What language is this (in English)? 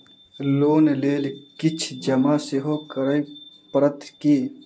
Maithili